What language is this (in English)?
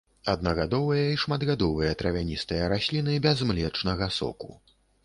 Belarusian